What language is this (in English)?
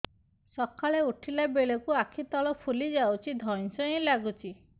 Odia